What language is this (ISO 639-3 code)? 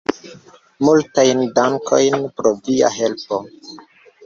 epo